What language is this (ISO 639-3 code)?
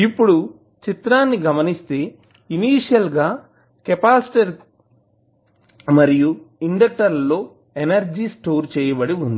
tel